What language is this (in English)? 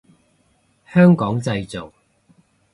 Cantonese